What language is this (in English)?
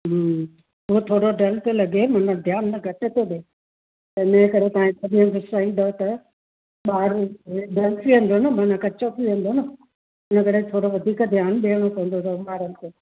Sindhi